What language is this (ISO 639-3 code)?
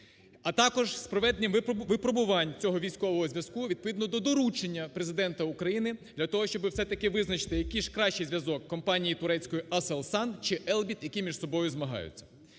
ukr